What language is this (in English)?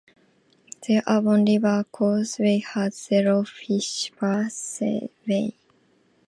English